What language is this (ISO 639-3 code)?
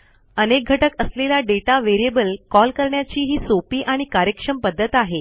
mar